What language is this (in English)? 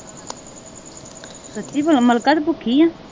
Punjabi